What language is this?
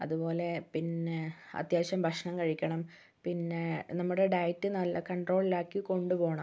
Malayalam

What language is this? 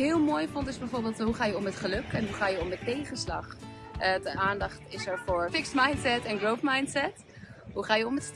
Dutch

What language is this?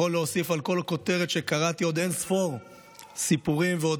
Hebrew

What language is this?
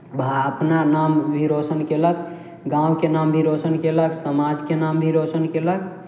Maithili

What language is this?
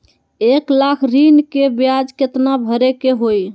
Magahi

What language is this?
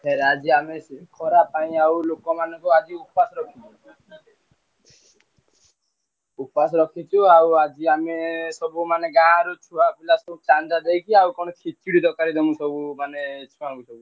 Odia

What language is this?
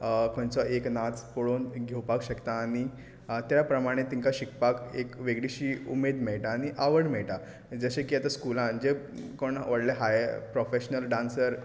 Konkani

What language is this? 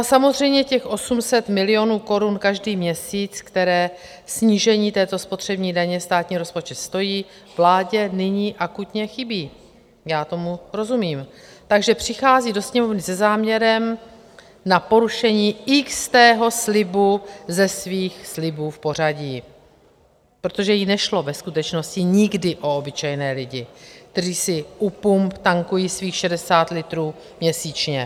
Czech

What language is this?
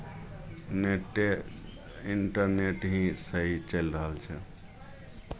Maithili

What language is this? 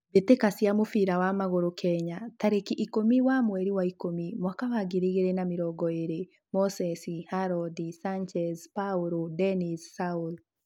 Kikuyu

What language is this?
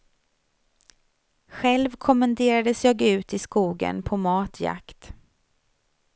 Swedish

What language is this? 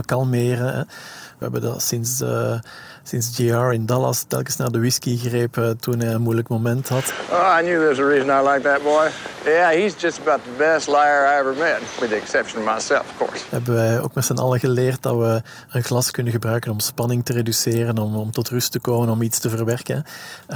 Dutch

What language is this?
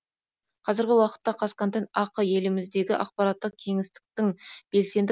Kazakh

